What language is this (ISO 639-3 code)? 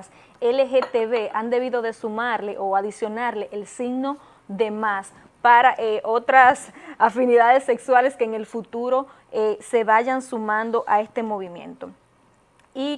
spa